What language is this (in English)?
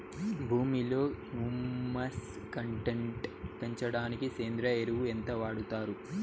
Telugu